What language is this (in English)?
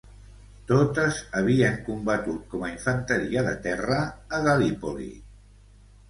Catalan